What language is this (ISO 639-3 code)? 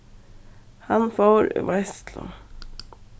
fao